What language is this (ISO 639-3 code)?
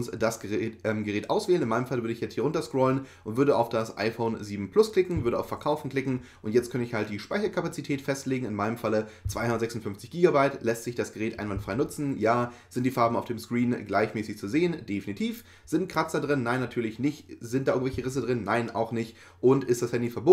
deu